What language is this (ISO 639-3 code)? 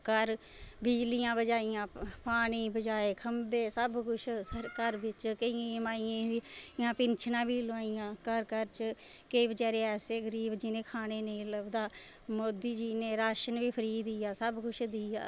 doi